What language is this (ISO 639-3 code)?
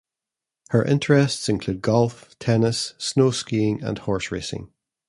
eng